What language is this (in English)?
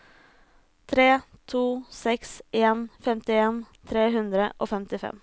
Norwegian